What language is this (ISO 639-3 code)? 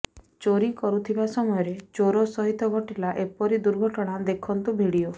ori